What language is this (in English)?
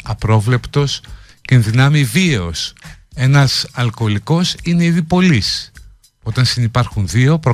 Greek